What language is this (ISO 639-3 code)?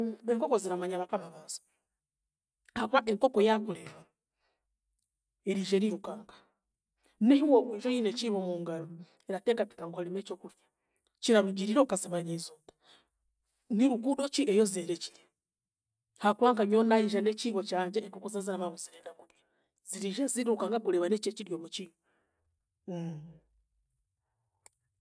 cgg